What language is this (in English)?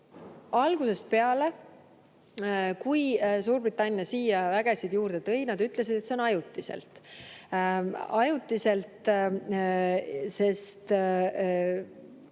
Estonian